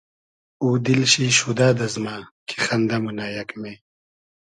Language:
Hazaragi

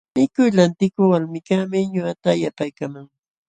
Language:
Jauja Wanca Quechua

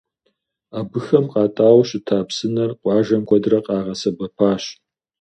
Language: Kabardian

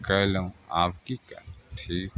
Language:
Maithili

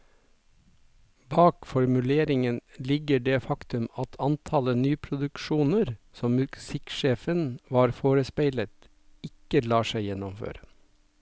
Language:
Norwegian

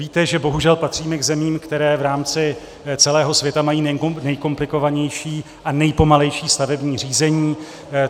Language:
Czech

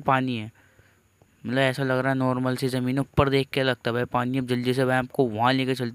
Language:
Hindi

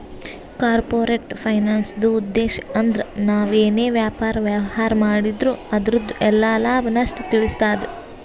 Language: Kannada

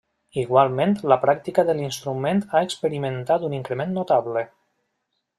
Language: Catalan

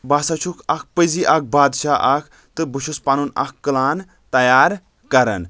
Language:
Kashmiri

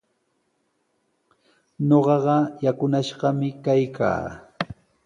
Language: Sihuas Ancash Quechua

